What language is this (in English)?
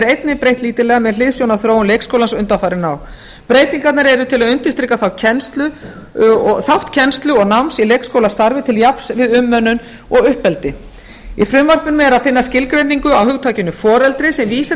Icelandic